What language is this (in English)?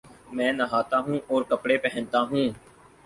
Urdu